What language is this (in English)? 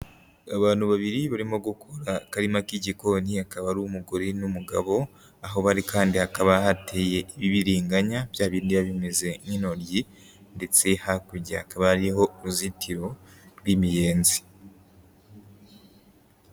Kinyarwanda